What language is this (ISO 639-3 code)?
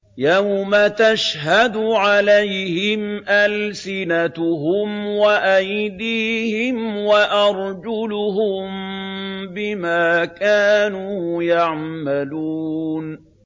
ara